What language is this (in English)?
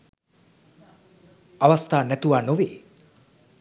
Sinhala